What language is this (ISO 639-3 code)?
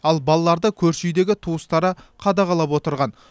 kaz